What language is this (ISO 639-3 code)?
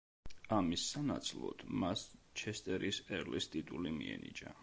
kat